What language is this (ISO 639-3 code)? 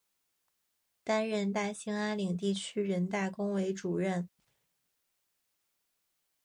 zho